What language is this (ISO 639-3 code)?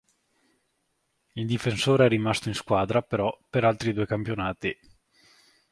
ita